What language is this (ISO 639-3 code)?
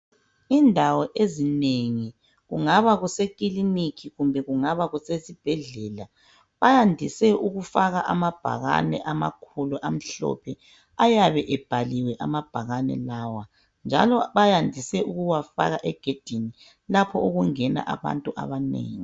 nde